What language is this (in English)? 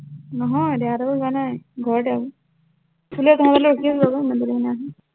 Assamese